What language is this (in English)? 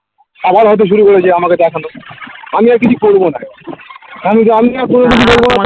Bangla